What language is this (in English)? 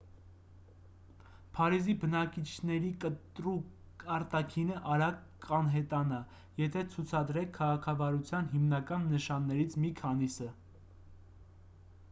Armenian